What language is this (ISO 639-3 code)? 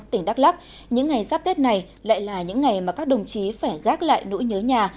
vie